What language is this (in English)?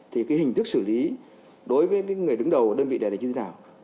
Vietnamese